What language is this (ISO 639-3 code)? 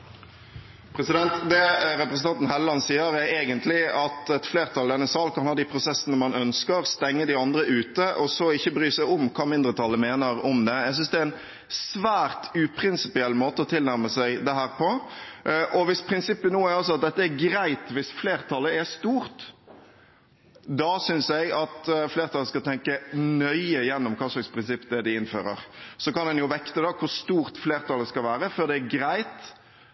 nor